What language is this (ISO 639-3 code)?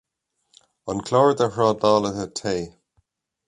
gle